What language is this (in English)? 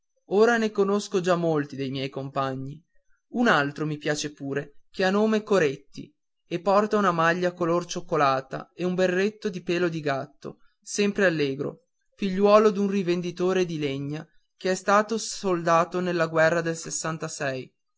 Italian